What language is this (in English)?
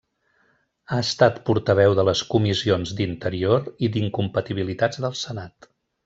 Catalan